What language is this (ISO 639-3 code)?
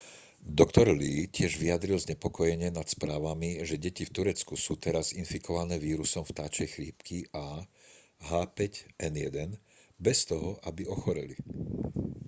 slk